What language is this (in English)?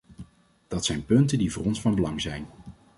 Dutch